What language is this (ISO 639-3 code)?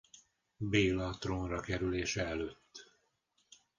hun